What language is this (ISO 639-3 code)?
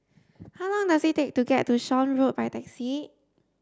eng